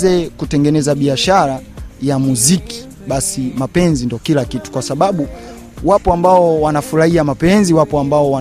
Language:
Swahili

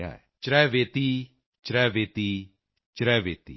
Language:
Punjabi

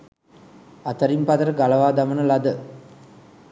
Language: Sinhala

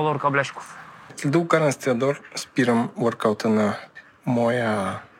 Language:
Bulgarian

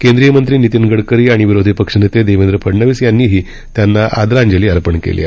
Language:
Marathi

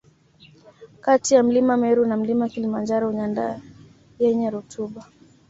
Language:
Swahili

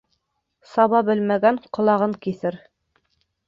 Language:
Bashkir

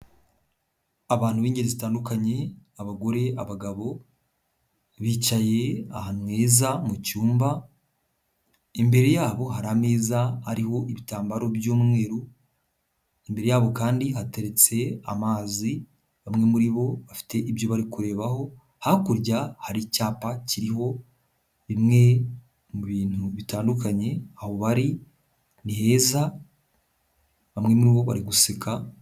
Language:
Kinyarwanda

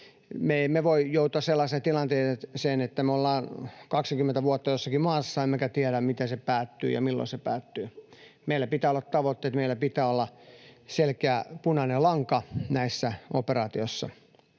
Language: Finnish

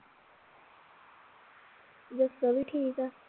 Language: Punjabi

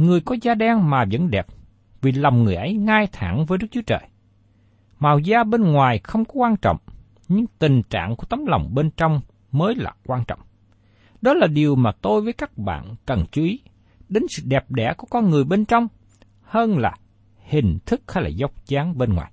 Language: Vietnamese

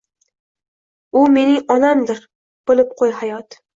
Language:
Uzbek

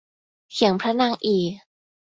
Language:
Thai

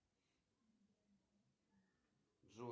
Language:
Russian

